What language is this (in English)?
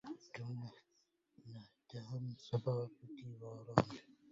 Arabic